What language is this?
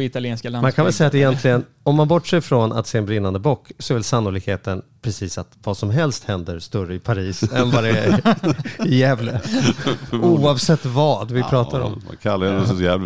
Swedish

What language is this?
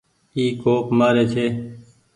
Goaria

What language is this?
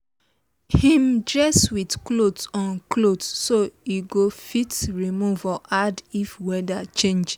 Nigerian Pidgin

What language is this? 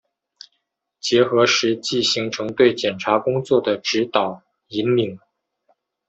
Chinese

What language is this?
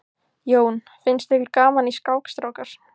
Icelandic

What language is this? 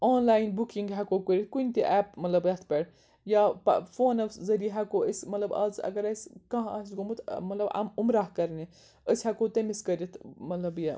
Kashmiri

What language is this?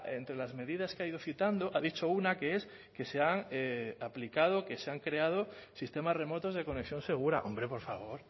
Spanish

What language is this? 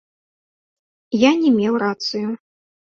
Belarusian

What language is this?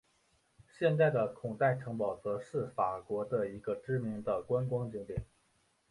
Chinese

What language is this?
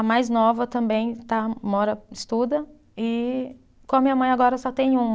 Portuguese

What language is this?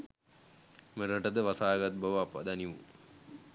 Sinhala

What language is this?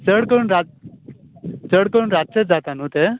Konkani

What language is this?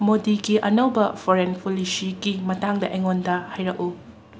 Manipuri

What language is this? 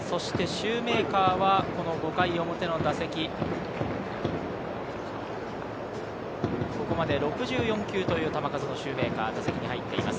Japanese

